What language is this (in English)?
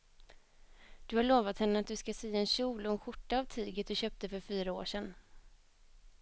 Swedish